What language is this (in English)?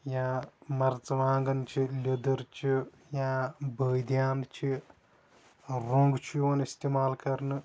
Kashmiri